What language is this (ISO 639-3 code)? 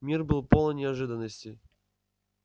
rus